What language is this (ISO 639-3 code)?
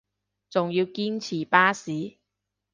yue